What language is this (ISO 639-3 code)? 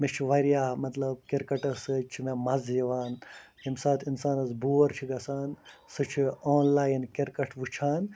kas